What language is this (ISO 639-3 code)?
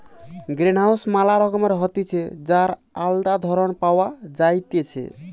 ben